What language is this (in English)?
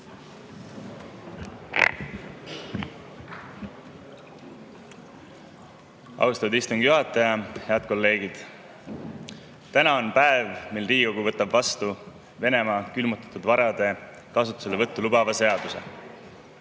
Estonian